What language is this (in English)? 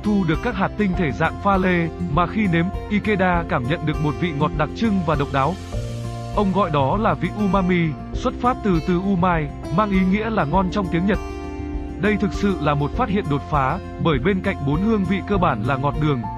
Vietnamese